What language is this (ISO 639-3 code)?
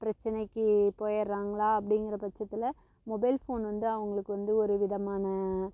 tam